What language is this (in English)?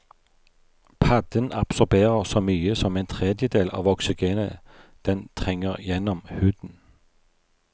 Norwegian